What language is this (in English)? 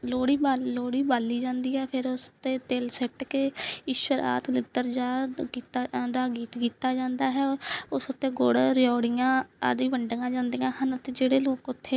Punjabi